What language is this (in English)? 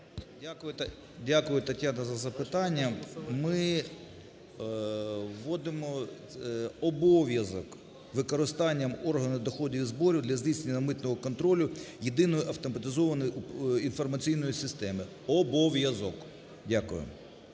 Ukrainian